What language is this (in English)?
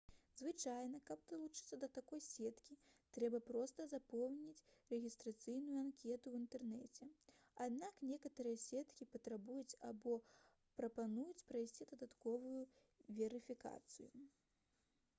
Belarusian